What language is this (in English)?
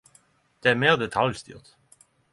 Norwegian Nynorsk